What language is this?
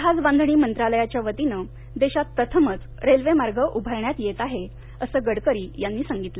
Marathi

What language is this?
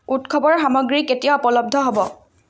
Assamese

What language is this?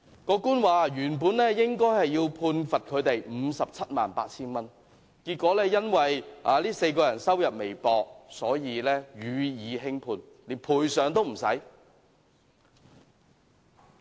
Cantonese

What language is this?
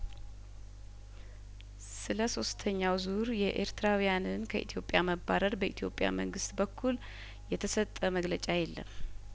Amharic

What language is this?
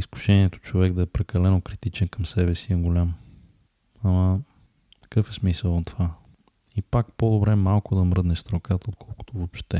Bulgarian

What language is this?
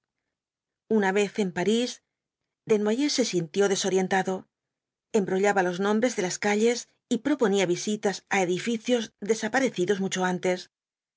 Spanish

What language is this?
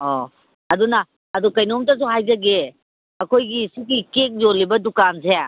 Manipuri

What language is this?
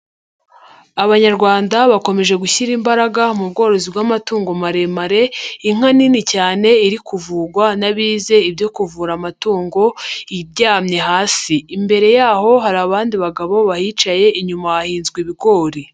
Kinyarwanda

